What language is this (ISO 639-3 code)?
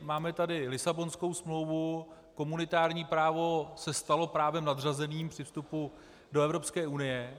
ces